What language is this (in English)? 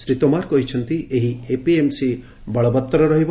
Odia